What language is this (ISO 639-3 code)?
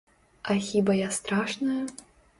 bel